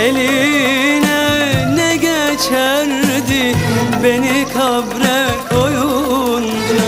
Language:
Arabic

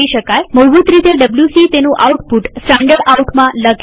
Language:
Gujarati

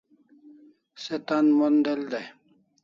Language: Kalasha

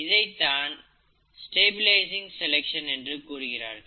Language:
Tamil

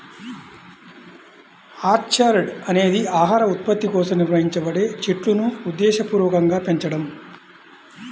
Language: Telugu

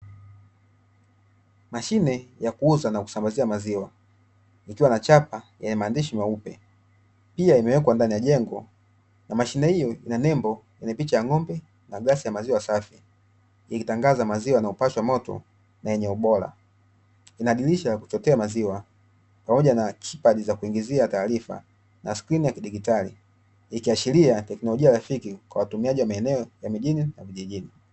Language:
Swahili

